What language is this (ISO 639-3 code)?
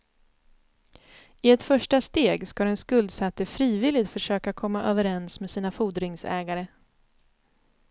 swe